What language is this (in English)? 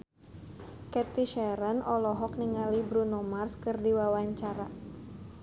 Sundanese